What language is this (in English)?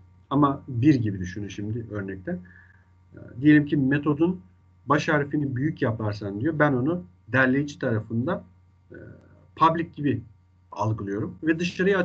Turkish